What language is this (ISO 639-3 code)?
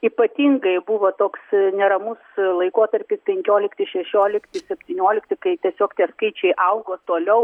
lit